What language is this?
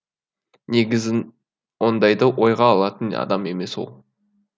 Kazakh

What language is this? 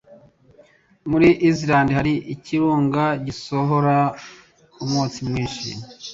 Kinyarwanda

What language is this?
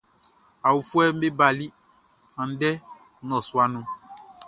Baoulé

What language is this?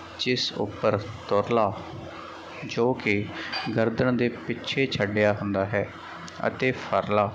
Punjabi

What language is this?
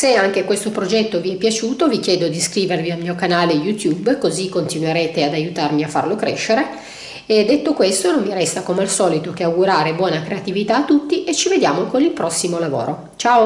Italian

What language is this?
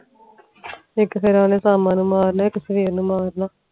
Punjabi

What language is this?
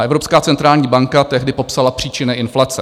Czech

